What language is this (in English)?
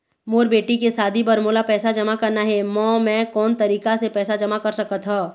Chhattisgarhi